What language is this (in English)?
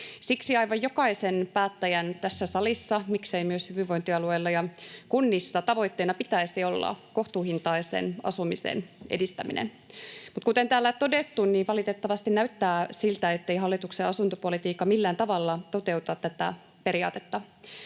Finnish